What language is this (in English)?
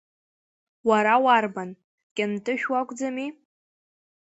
Abkhazian